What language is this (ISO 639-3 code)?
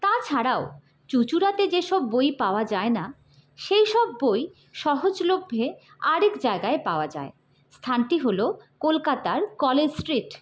ben